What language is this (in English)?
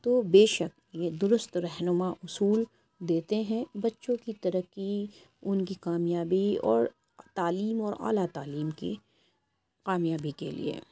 Urdu